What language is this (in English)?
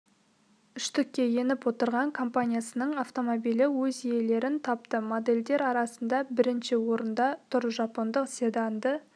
Kazakh